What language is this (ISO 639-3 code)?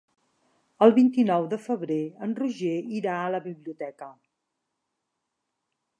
cat